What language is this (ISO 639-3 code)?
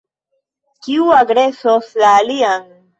epo